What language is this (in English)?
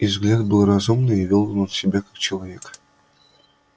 Russian